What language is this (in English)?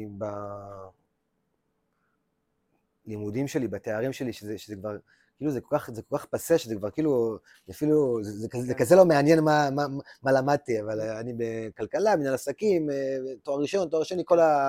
Hebrew